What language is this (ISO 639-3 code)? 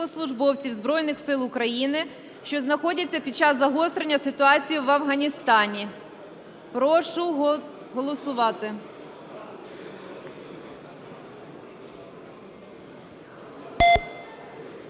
ukr